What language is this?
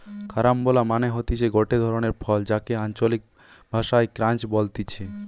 Bangla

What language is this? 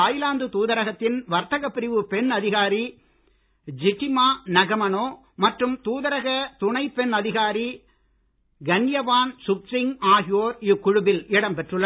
Tamil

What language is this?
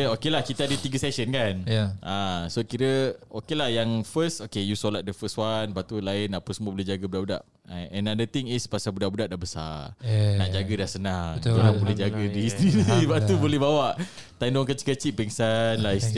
Malay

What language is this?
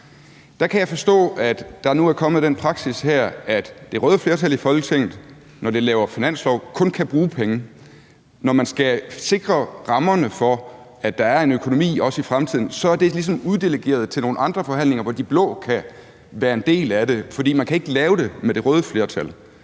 Danish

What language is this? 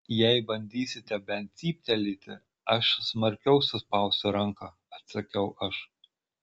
Lithuanian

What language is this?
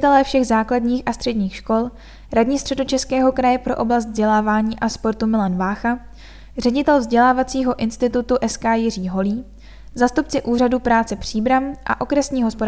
Czech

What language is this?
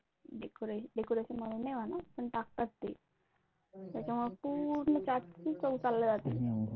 Marathi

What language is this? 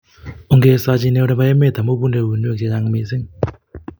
Kalenjin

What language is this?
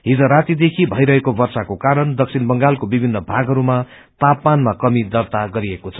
Nepali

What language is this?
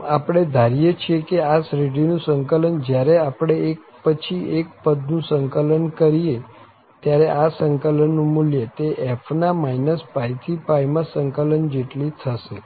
Gujarati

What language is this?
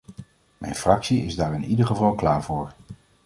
Dutch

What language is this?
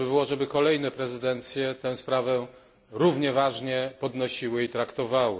Polish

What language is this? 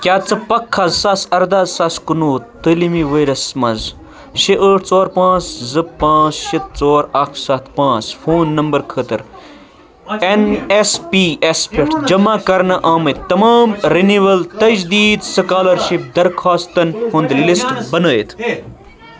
Kashmiri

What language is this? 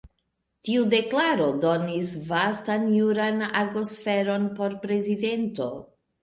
Esperanto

